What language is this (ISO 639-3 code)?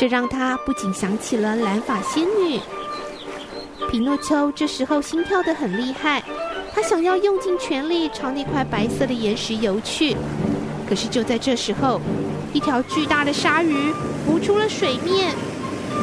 zho